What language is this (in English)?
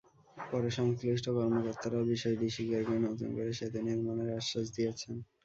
Bangla